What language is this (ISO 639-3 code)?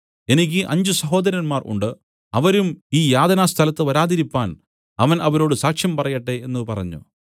mal